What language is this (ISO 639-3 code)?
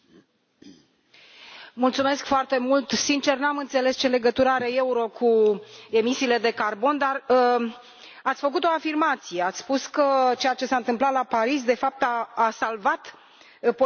ron